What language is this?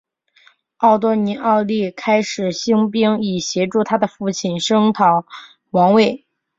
Chinese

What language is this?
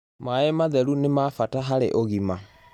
Kikuyu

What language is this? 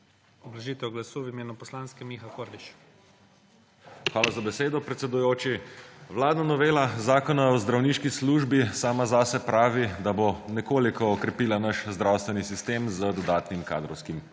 Slovenian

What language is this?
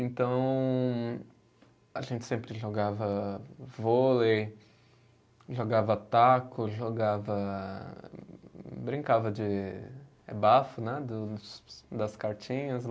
Portuguese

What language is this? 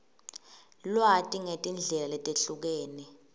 Swati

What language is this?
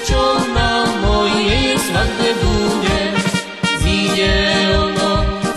Czech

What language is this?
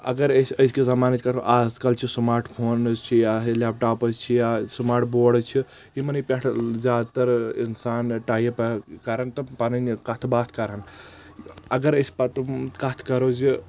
Kashmiri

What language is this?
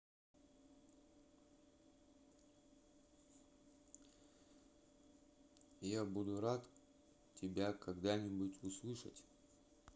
Russian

